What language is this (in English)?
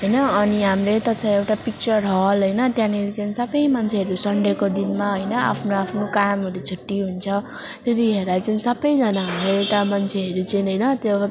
Nepali